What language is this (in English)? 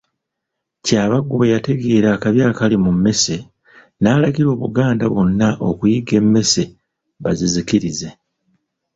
Ganda